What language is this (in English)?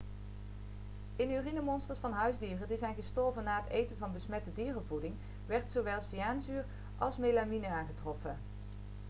Dutch